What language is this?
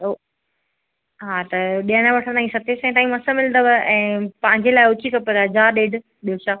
Sindhi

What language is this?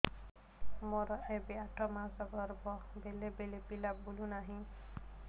Odia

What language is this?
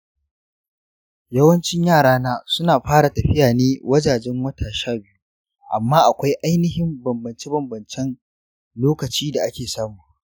Hausa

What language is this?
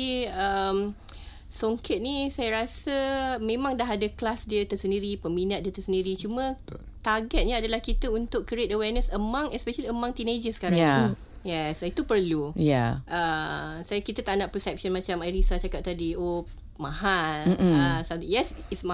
Malay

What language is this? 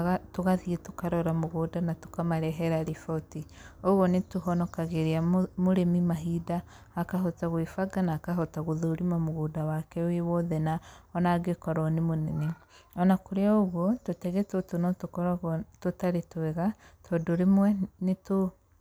Kikuyu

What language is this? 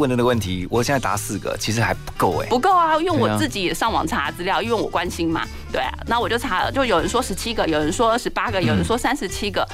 Chinese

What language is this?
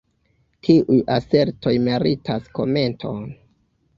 Esperanto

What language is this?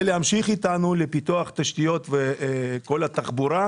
Hebrew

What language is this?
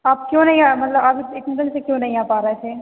Hindi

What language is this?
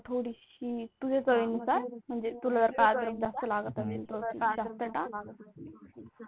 Marathi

